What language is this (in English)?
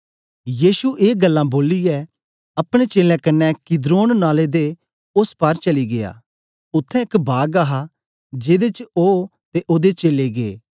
Dogri